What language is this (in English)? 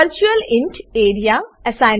Gujarati